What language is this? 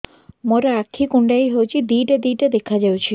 Odia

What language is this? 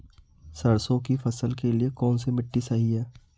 Hindi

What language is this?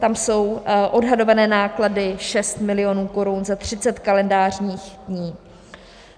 Czech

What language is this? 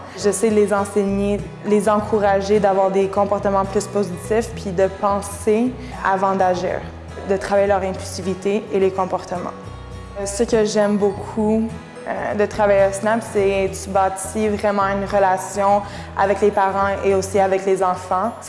French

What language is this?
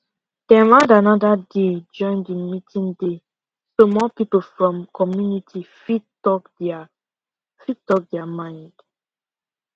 Nigerian Pidgin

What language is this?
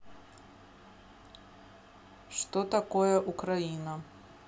Russian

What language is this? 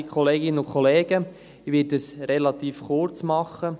Swiss German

